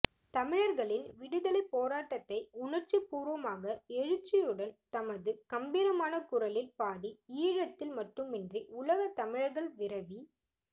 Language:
Tamil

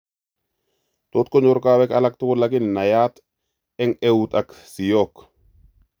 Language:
Kalenjin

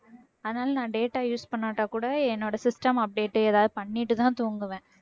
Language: Tamil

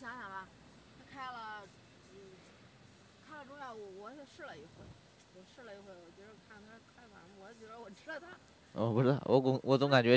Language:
Chinese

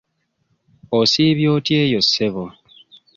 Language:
Ganda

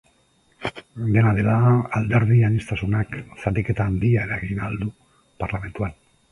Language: Basque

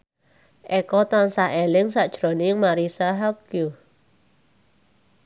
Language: Javanese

